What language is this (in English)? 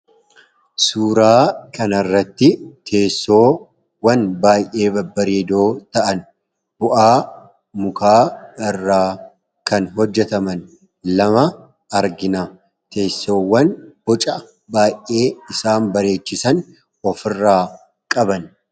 Oromo